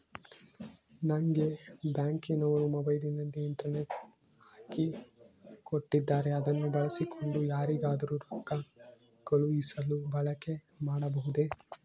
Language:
Kannada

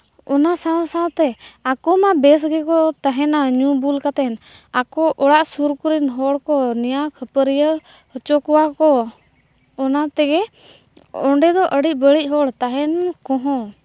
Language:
Santali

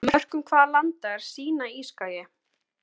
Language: Icelandic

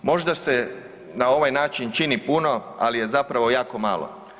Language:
Croatian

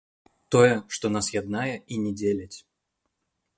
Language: Belarusian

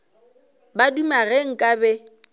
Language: Northern Sotho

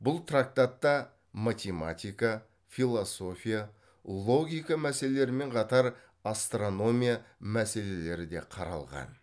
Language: Kazakh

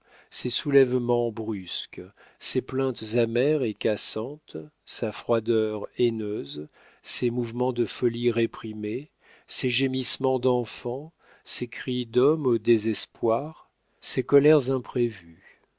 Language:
French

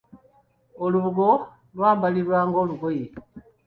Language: Ganda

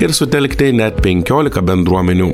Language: Lithuanian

